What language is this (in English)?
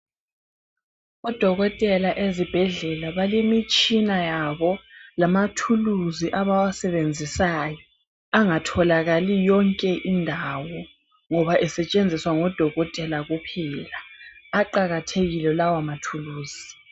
North Ndebele